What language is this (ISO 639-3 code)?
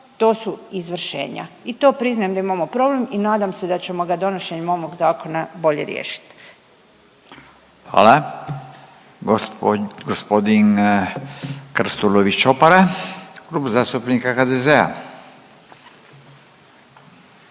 hrv